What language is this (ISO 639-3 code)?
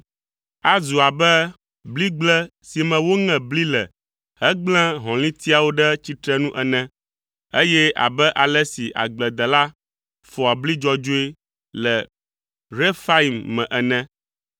ewe